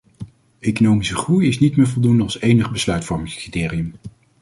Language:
Dutch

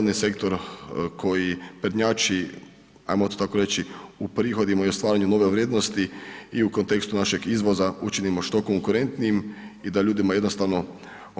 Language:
Croatian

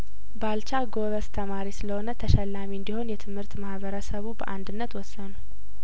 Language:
Amharic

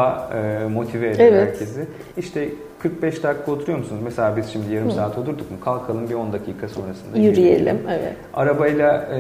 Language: Turkish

